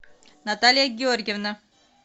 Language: Russian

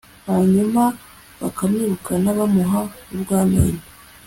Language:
Kinyarwanda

